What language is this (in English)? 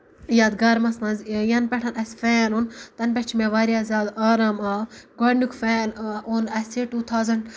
Kashmiri